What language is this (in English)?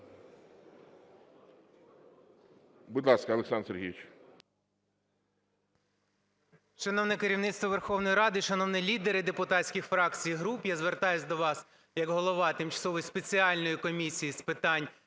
Ukrainian